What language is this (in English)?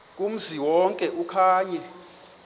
Xhosa